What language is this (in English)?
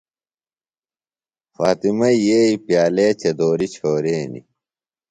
Phalura